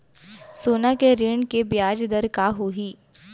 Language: Chhattisgarhi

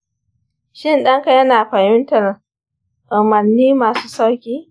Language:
Hausa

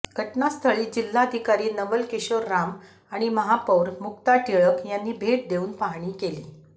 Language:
Marathi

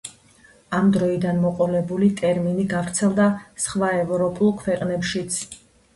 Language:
Georgian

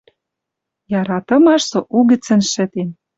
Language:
Western Mari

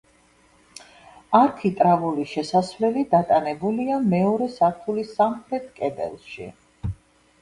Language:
Georgian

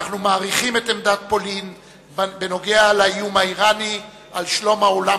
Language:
Hebrew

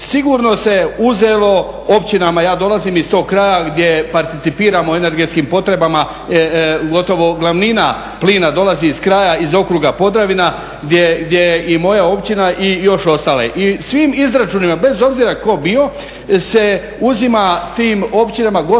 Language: Croatian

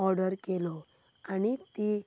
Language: Konkani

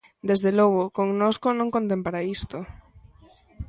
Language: Galician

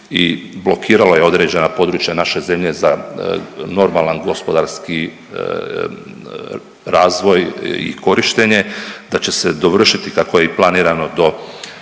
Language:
Croatian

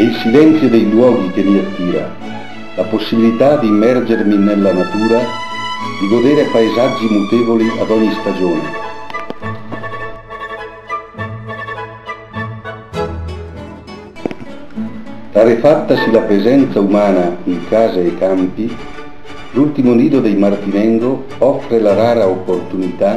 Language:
Italian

